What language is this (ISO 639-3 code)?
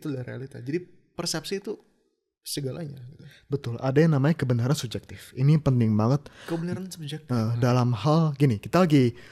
ind